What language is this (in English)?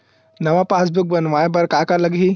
Chhattisgarhi